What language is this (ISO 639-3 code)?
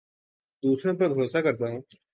urd